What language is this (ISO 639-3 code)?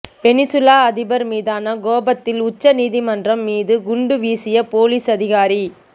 tam